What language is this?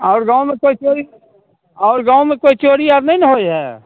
Maithili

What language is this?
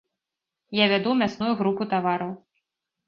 Belarusian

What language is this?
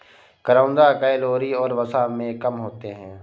Hindi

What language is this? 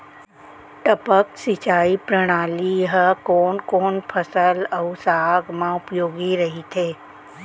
Chhattisgarhi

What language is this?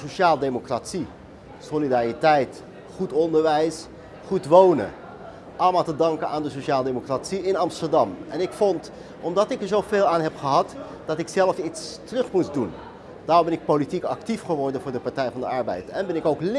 Dutch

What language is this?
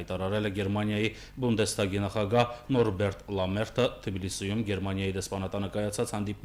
Romanian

